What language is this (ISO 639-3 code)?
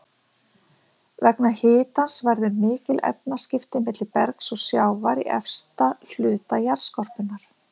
isl